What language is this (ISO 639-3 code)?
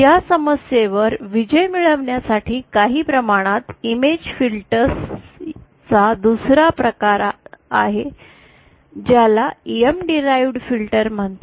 mar